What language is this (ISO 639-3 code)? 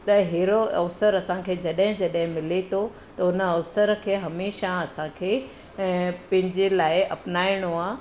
snd